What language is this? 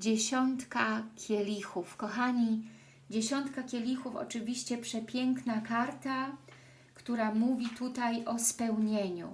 Polish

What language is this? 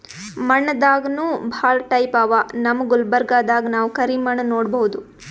Kannada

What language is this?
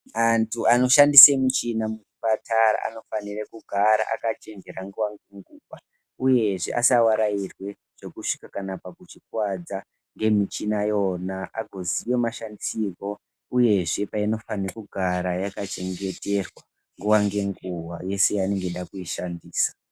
Ndau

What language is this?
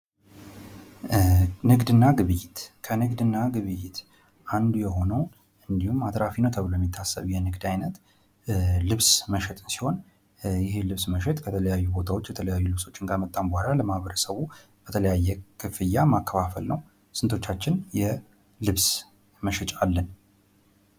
Amharic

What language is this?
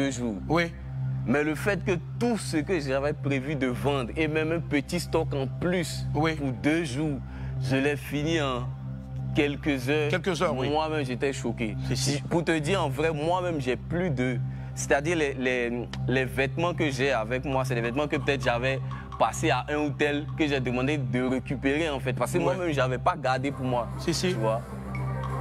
French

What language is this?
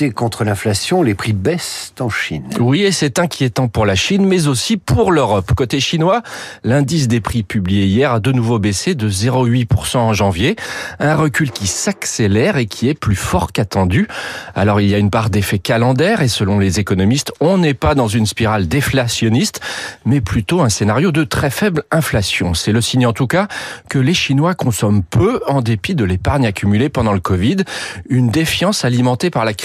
French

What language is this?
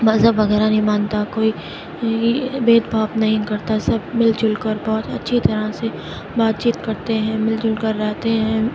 Urdu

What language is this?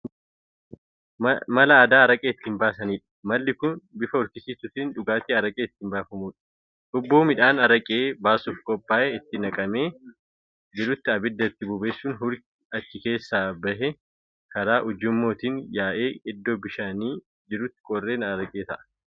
Oromo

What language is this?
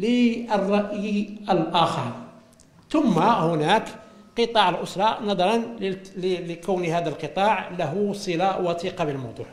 Arabic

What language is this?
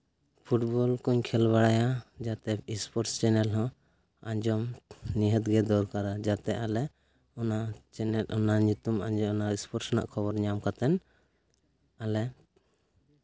Santali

